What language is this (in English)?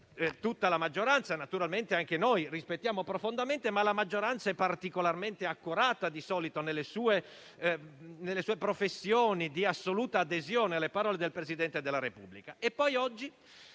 Italian